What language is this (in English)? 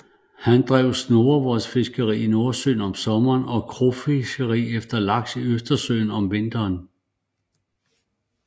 Danish